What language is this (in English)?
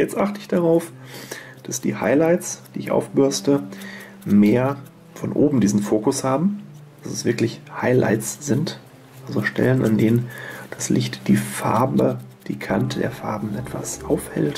German